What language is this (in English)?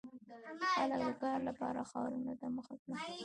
Pashto